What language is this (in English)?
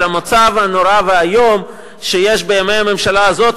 Hebrew